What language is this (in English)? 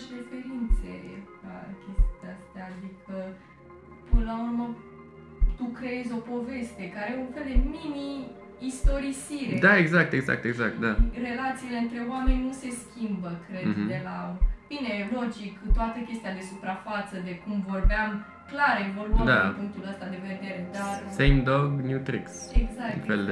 Romanian